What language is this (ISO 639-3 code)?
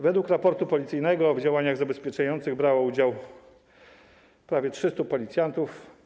pol